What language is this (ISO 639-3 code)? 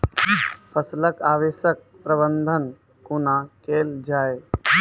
mai